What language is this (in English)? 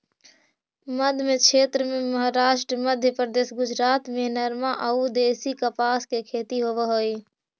Magahi